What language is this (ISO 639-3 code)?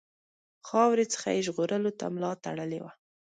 pus